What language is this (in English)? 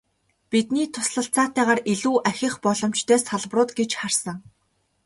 Mongolian